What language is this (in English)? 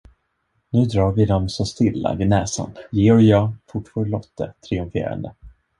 Swedish